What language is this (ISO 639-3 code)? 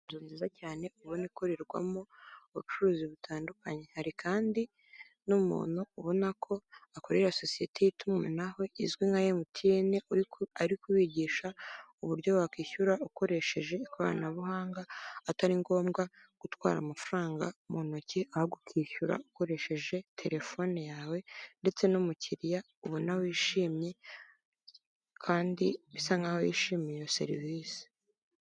kin